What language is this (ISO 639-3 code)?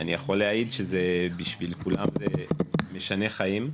heb